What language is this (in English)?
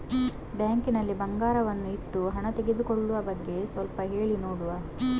Kannada